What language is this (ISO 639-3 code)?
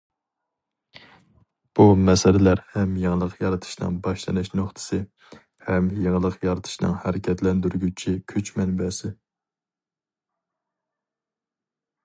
uig